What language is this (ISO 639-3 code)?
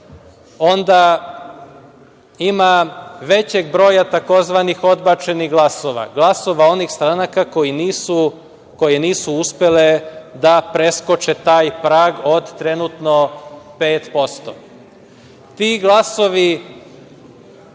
srp